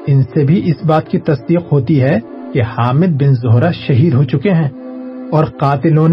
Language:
Urdu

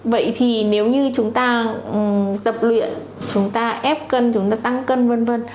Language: Vietnamese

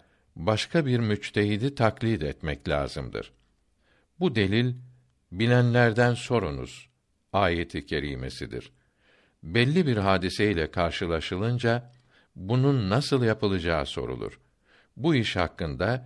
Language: Turkish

